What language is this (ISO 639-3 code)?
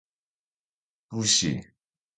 jpn